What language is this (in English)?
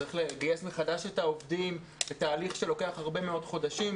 Hebrew